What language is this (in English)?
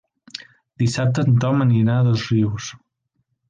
Catalan